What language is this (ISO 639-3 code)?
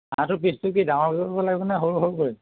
asm